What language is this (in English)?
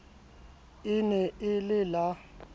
Southern Sotho